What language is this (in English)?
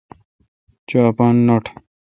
Kalkoti